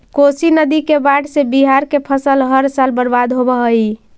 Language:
Magahi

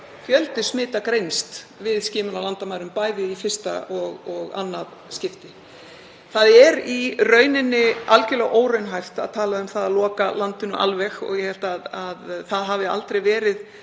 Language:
Icelandic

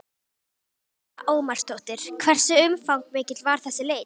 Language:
Icelandic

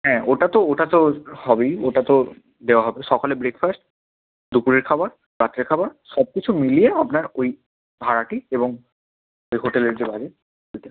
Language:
Bangla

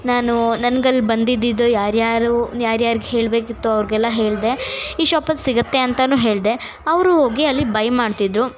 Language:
Kannada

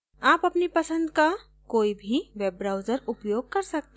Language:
Hindi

